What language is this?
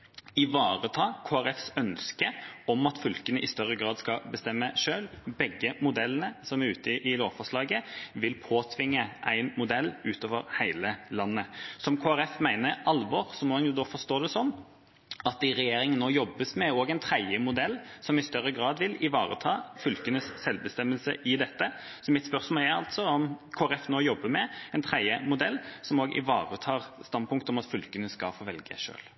Norwegian Bokmål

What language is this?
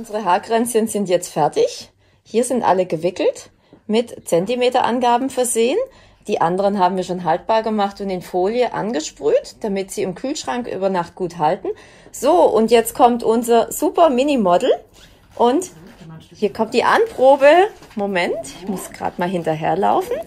German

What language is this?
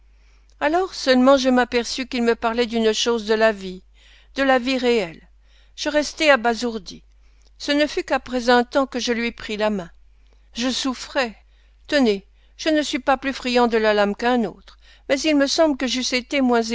French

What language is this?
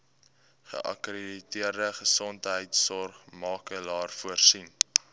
Afrikaans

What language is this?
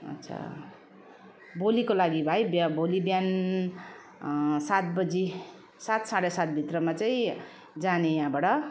Nepali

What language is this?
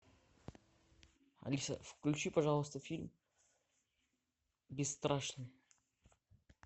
Russian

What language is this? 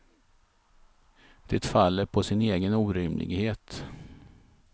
Swedish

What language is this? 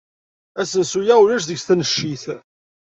Kabyle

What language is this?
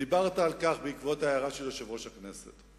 Hebrew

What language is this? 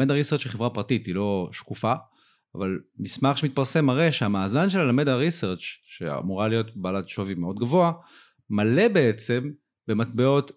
Hebrew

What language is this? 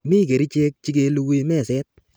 Kalenjin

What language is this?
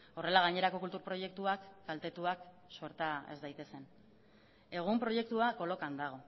Basque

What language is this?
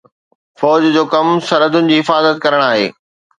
Sindhi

